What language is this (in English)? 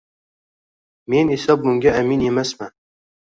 Uzbek